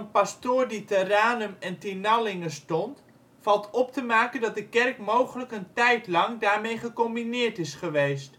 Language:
Dutch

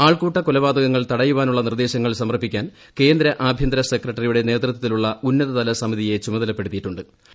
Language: Malayalam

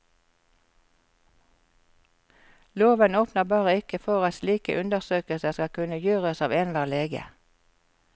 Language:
Norwegian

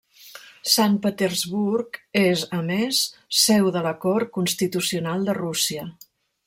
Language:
Catalan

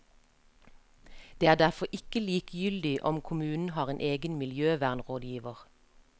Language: Norwegian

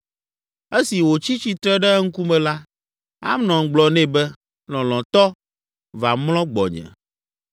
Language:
Ewe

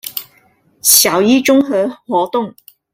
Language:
Chinese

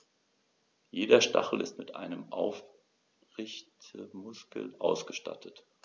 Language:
German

